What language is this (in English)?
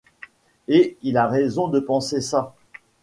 French